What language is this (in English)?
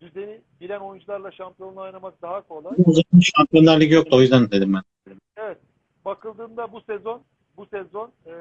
Turkish